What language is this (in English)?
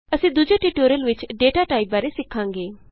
Punjabi